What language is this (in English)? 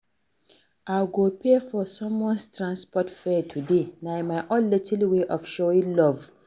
Nigerian Pidgin